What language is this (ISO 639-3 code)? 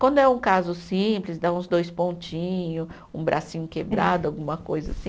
por